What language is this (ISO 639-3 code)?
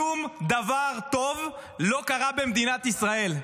heb